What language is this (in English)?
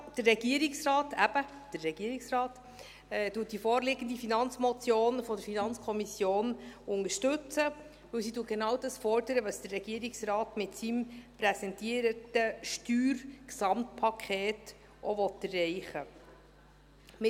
Swiss German